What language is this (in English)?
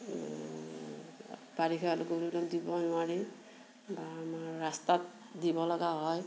Assamese